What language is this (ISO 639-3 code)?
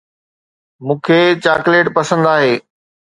snd